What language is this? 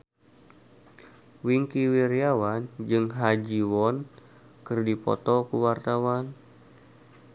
Sundanese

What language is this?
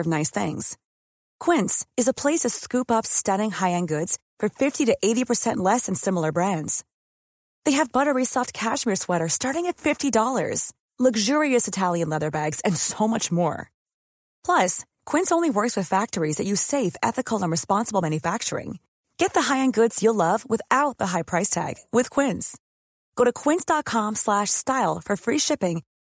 Swedish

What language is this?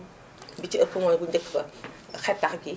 Wolof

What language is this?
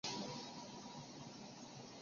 Chinese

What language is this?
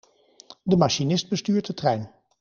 Dutch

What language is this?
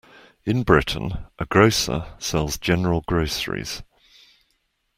English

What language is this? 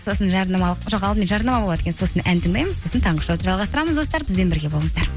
Kazakh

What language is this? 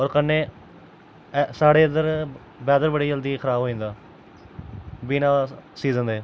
Dogri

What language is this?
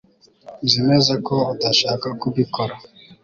Kinyarwanda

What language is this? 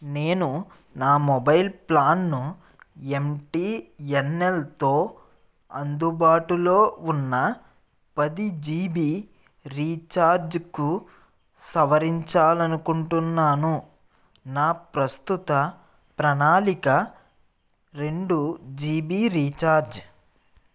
Telugu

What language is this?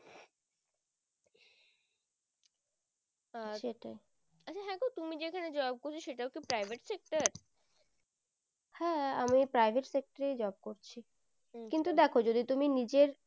Bangla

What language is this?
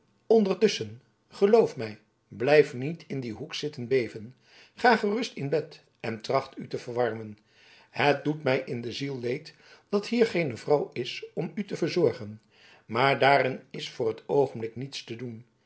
Dutch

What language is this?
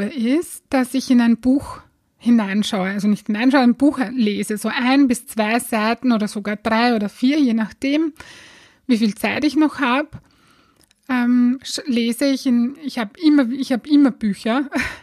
German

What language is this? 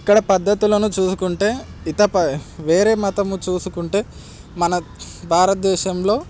Telugu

